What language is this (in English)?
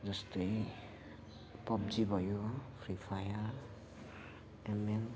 Nepali